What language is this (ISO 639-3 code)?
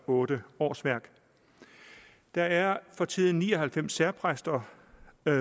dan